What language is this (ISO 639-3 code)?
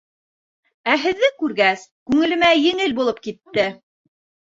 bak